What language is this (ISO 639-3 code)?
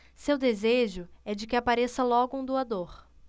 por